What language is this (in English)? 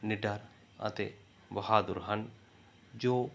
Punjabi